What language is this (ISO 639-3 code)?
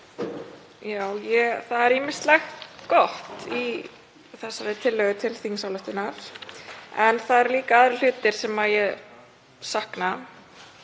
isl